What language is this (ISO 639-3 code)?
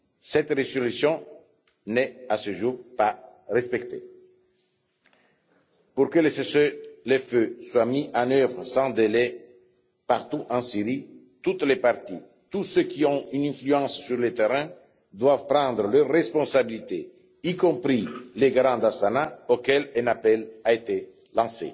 fra